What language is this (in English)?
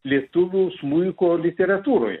Lithuanian